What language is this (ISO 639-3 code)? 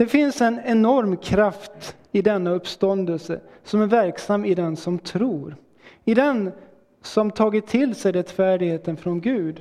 swe